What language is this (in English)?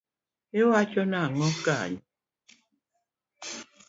Luo (Kenya and Tanzania)